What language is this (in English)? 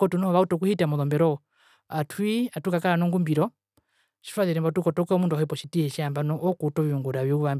Herero